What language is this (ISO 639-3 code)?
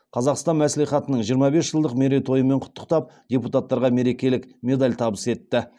kaz